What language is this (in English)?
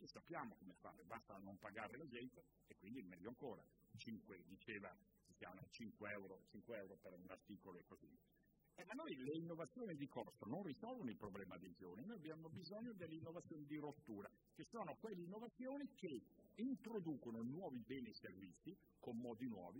Italian